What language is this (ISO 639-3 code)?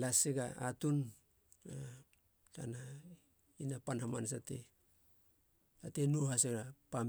hla